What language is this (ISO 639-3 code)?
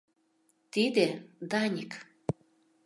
chm